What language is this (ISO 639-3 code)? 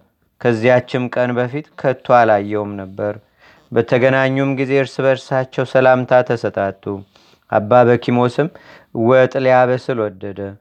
amh